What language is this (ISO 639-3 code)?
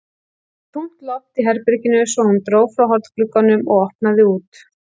isl